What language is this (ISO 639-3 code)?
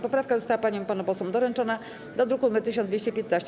pol